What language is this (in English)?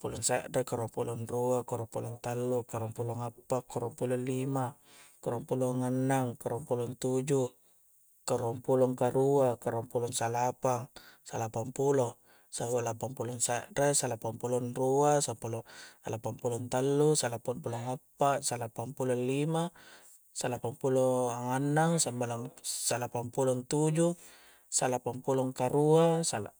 Coastal Konjo